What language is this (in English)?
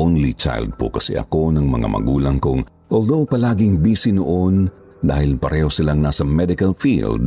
Filipino